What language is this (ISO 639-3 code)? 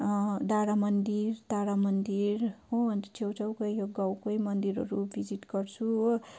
nep